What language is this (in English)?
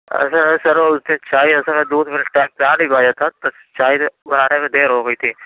Urdu